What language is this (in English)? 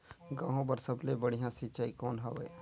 Chhattisgarhi